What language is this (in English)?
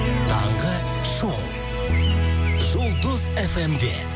Kazakh